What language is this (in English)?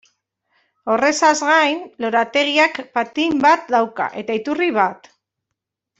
Basque